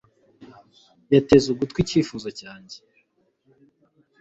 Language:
Kinyarwanda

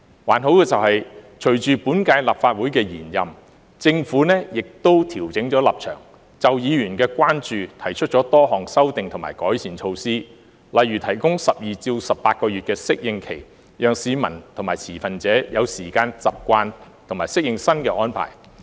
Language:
Cantonese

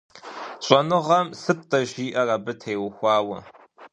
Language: Kabardian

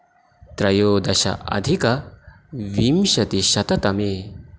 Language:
Sanskrit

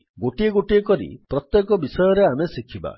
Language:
Odia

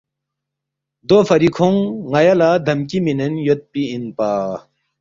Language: Balti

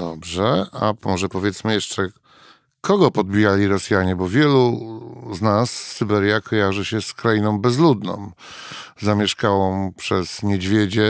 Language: Polish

